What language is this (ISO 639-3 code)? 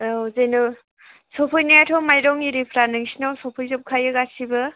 brx